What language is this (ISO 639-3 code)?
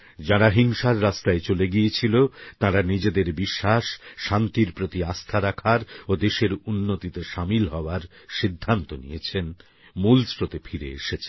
ben